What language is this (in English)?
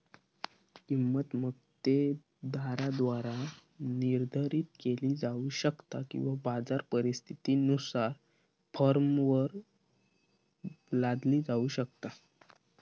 Marathi